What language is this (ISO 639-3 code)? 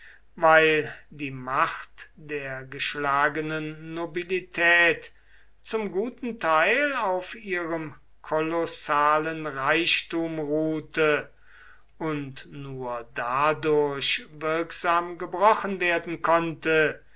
deu